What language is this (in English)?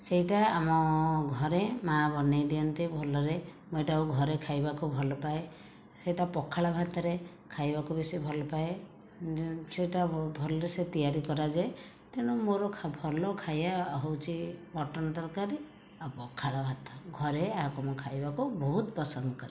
Odia